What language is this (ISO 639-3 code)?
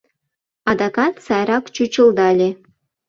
chm